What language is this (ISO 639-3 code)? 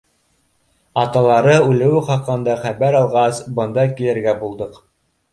bak